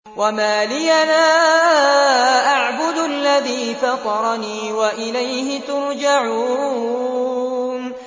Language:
Arabic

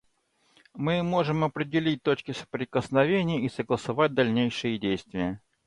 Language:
Russian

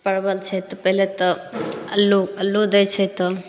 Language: Maithili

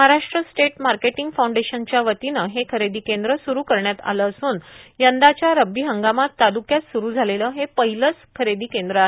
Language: Marathi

